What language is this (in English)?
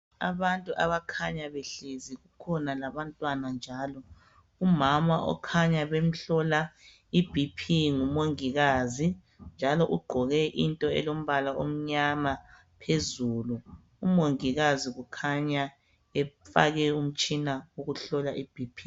North Ndebele